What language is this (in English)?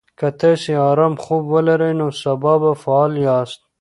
Pashto